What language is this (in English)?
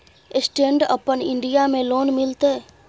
Maithili